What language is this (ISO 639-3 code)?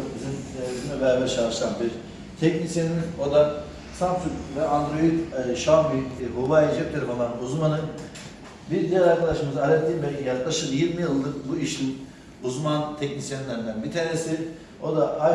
tur